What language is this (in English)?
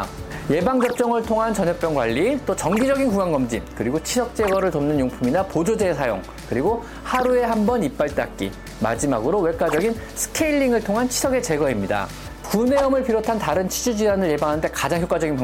Korean